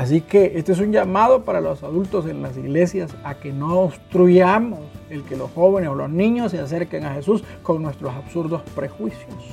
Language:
Spanish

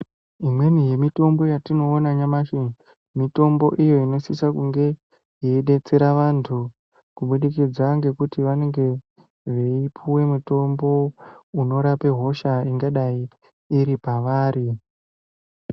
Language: Ndau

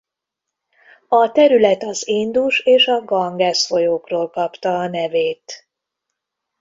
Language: Hungarian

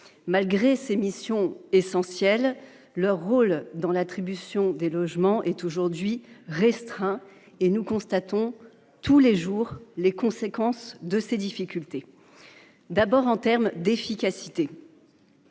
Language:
French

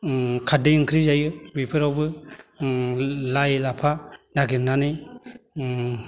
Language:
Bodo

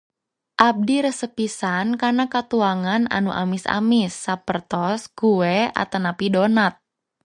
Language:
Sundanese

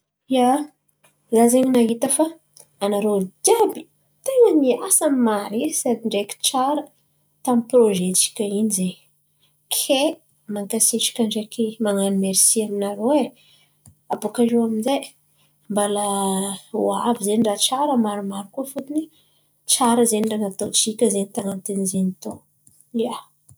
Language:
Antankarana Malagasy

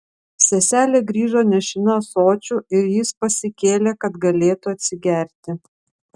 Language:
Lithuanian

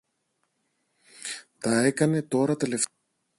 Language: Greek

